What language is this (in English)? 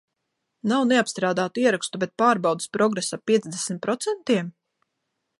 Latvian